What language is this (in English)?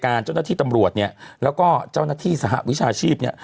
Thai